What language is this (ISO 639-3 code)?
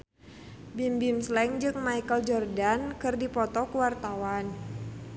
sun